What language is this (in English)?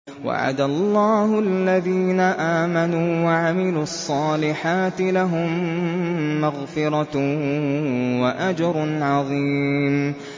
Arabic